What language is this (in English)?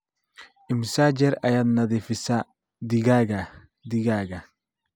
Somali